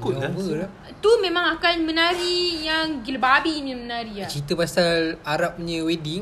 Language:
Malay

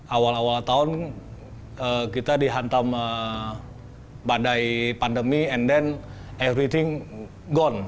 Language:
Indonesian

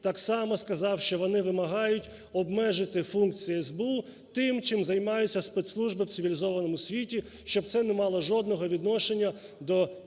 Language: Ukrainian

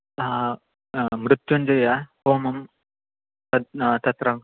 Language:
Sanskrit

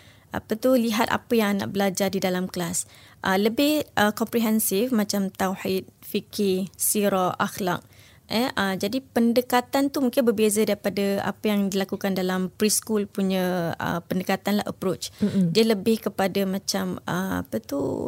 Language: Malay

